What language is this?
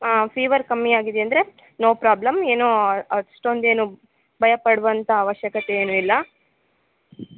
Kannada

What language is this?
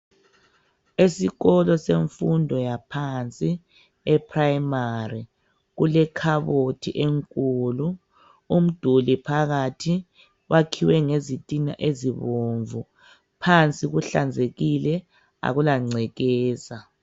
North Ndebele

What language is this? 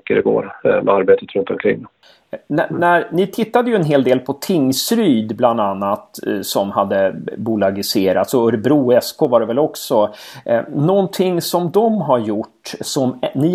Swedish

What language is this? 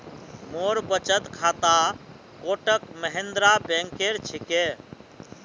Magahi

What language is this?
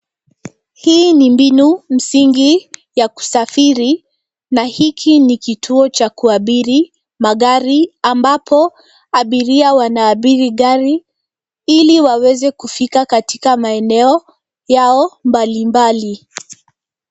Swahili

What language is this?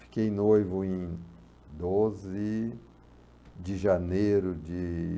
Portuguese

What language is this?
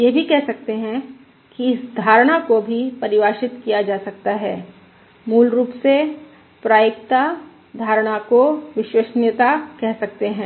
Hindi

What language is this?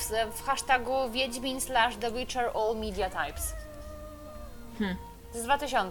Polish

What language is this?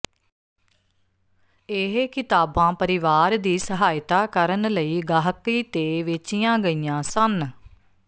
Punjabi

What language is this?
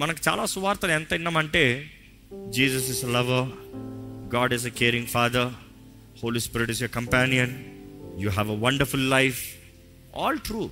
Telugu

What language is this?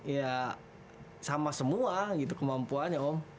Indonesian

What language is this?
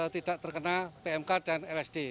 Indonesian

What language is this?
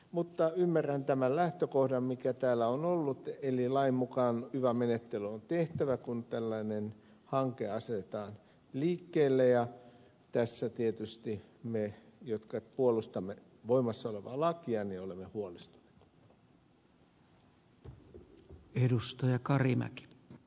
Finnish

